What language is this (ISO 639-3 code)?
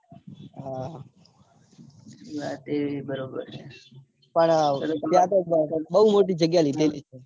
guj